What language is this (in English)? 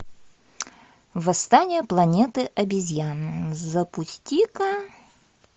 Russian